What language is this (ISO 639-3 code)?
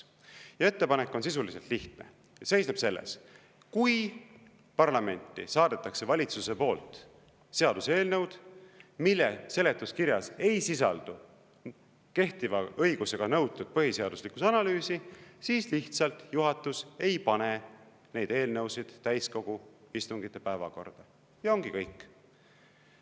est